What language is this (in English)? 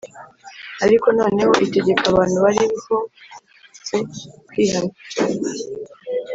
Kinyarwanda